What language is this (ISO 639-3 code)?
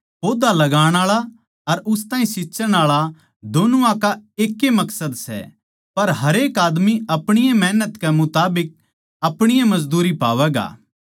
bgc